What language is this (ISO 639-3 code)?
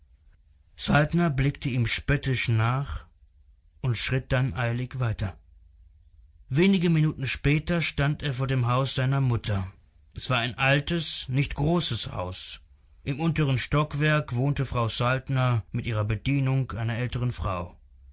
deu